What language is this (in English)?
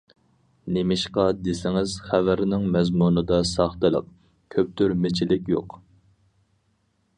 Uyghur